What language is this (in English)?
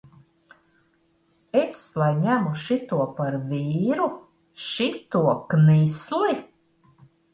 Latvian